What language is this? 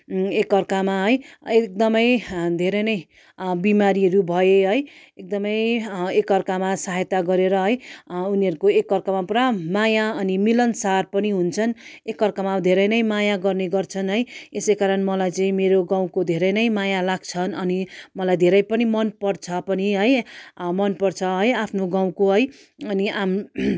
Nepali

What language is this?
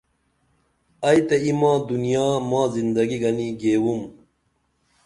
Dameli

